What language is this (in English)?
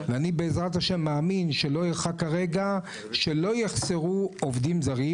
Hebrew